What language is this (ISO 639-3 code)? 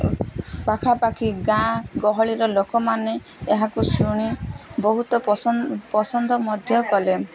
ori